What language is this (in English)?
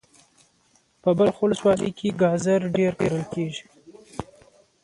Pashto